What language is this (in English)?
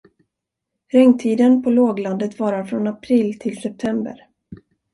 Swedish